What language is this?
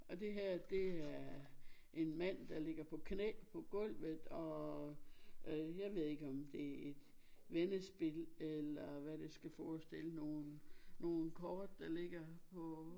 Danish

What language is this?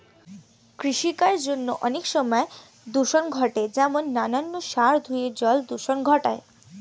Bangla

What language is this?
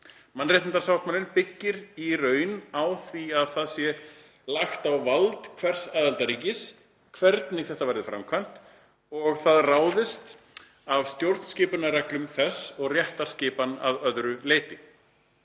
Icelandic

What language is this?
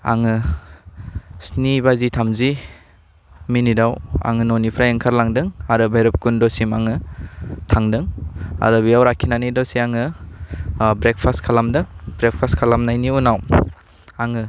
Bodo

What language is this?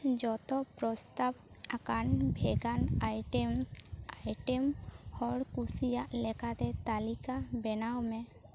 Santali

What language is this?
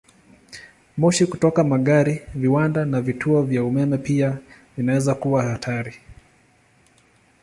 Swahili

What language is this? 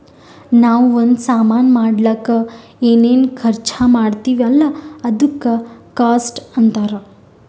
Kannada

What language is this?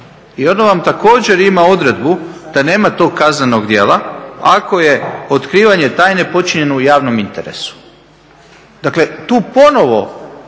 Croatian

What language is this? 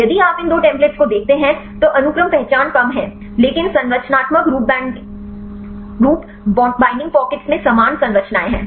Hindi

